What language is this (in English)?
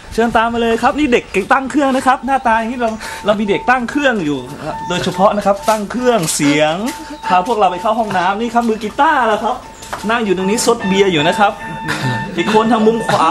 Thai